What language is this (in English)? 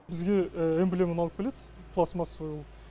Kazakh